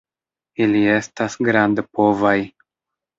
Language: Esperanto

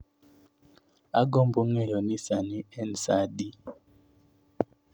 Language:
Luo (Kenya and Tanzania)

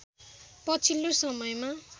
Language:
Nepali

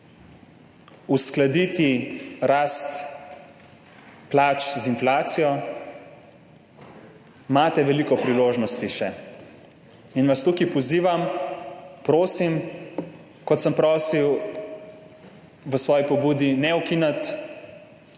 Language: Slovenian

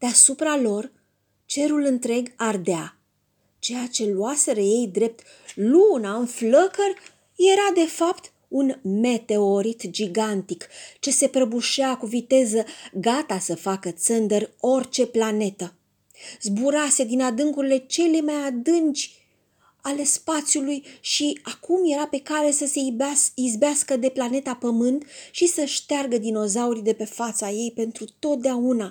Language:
Romanian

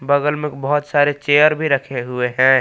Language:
Hindi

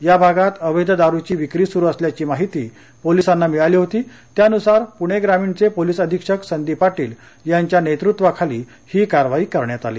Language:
Marathi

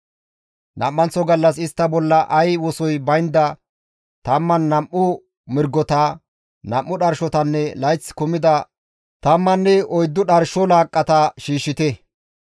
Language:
Gamo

